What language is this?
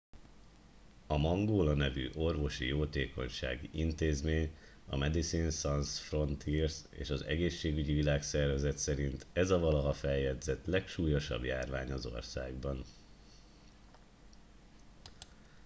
Hungarian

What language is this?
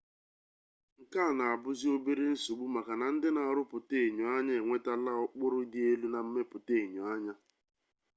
Igbo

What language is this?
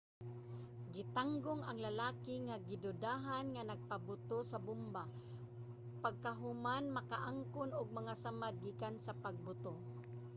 Cebuano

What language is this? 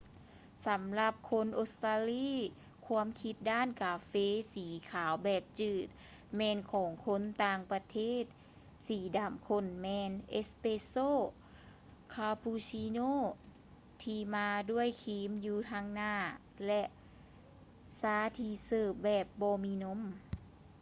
Lao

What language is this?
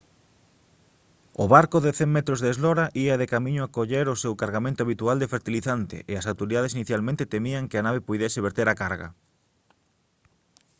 Galician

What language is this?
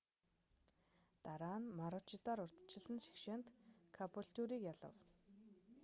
Mongolian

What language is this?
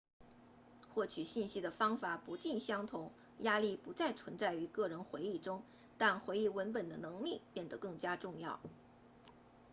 Chinese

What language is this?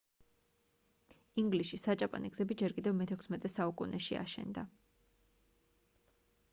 Georgian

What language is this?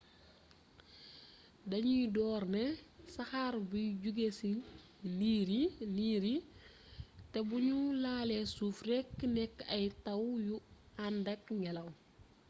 Wolof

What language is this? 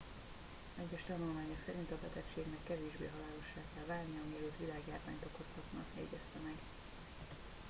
Hungarian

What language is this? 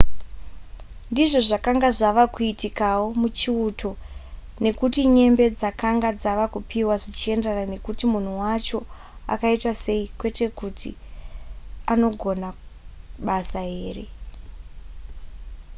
Shona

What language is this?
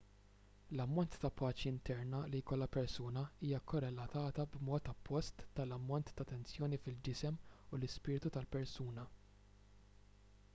Maltese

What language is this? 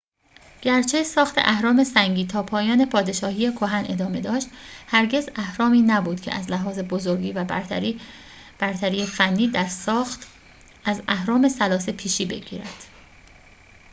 Persian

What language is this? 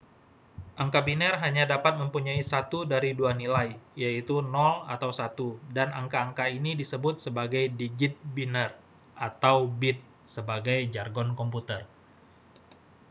Indonesian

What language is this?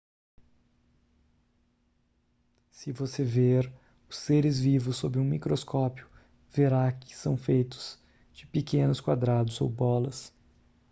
Portuguese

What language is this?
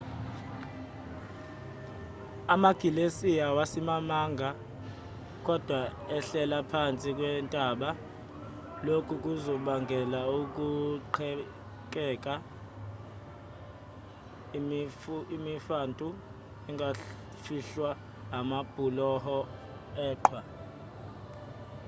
Zulu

